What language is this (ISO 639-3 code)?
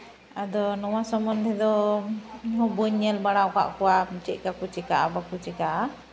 sat